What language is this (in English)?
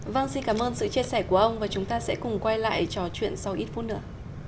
Vietnamese